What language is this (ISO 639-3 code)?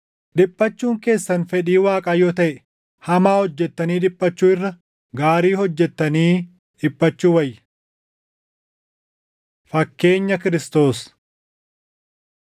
orm